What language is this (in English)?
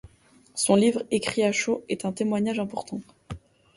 French